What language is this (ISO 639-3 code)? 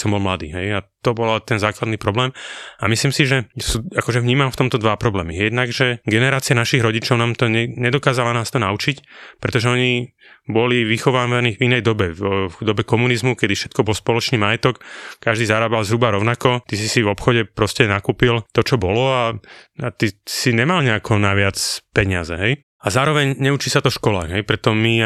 slk